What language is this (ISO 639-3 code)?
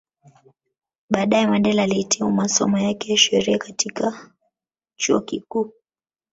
swa